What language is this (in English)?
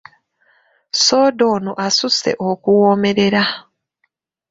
Ganda